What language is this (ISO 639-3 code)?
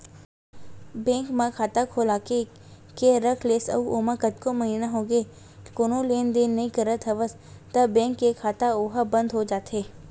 hne